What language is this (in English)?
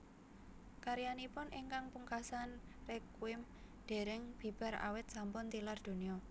Javanese